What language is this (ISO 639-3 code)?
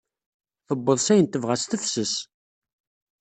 kab